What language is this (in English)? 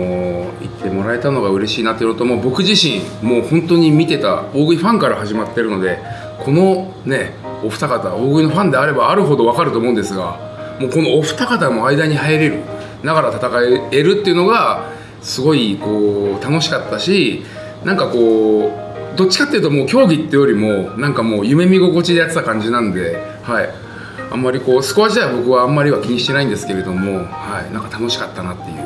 Japanese